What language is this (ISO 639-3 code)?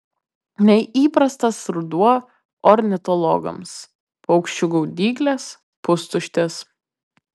lit